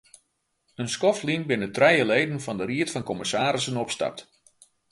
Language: Western Frisian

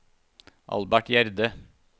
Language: Norwegian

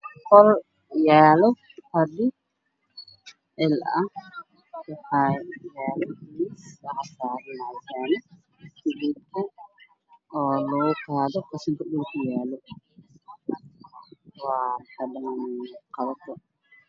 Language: Somali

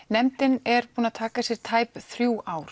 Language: Icelandic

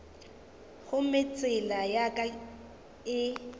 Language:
Northern Sotho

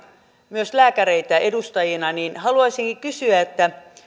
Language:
Finnish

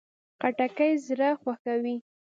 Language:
Pashto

